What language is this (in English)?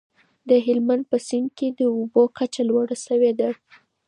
Pashto